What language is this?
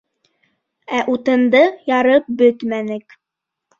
Bashkir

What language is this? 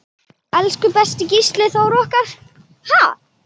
Icelandic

